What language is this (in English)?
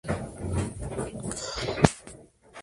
Spanish